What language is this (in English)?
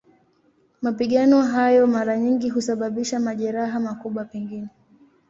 Swahili